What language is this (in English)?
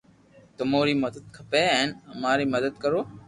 Loarki